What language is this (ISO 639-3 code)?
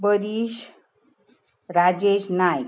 kok